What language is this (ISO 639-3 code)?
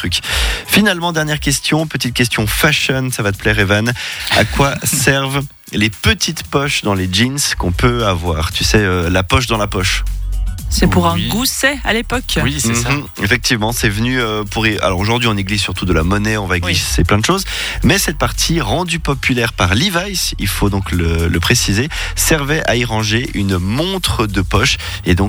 fra